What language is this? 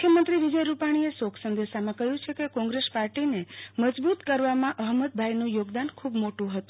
Gujarati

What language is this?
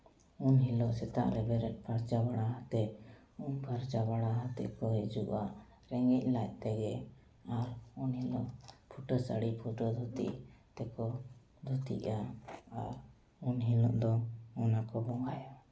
Santali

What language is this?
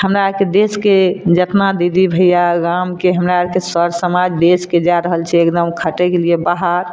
Maithili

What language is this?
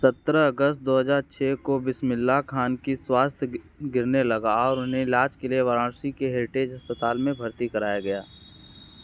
Hindi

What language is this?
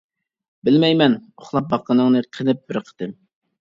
Uyghur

